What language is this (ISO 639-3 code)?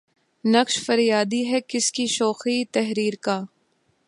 urd